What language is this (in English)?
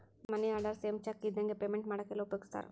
Kannada